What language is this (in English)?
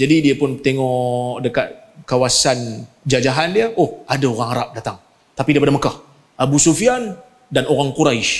Malay